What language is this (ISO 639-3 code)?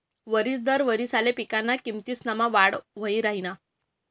mar